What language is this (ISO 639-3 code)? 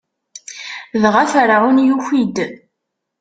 kab